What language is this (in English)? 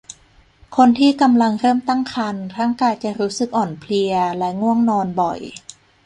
Thai